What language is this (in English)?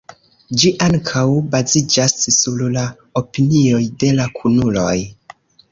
Esperanto